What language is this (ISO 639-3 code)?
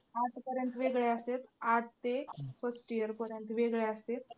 mar